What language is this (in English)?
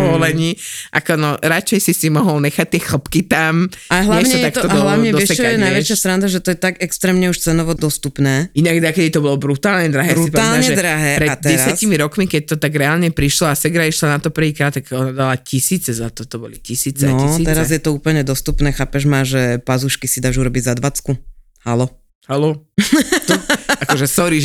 Slovak